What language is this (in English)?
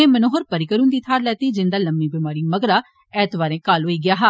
Dogri